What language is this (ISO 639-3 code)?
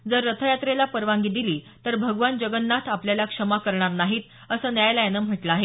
mar